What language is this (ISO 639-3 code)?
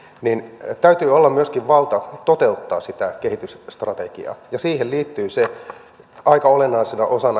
fin